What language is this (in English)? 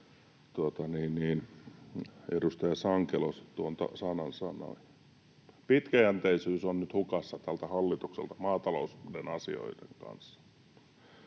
Finnish